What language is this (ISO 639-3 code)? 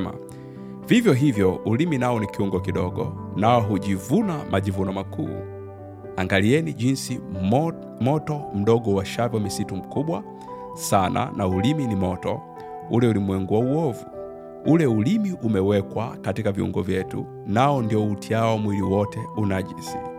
swa